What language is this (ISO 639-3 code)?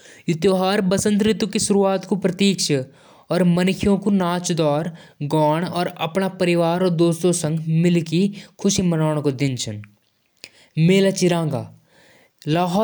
jns